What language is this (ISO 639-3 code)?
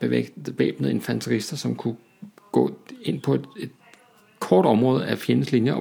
dan